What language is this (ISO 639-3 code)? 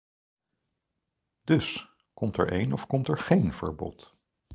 nld